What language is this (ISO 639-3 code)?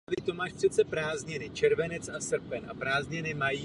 ces